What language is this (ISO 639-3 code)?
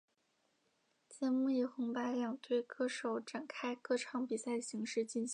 zho